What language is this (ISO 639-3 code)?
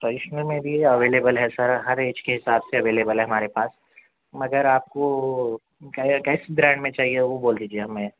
urd